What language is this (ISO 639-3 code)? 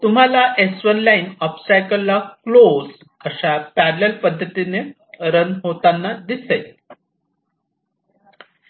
mar